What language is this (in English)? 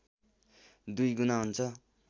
Nepali